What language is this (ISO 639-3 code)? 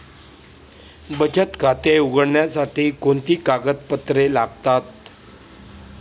mar